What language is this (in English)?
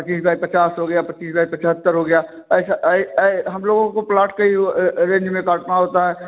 Hindi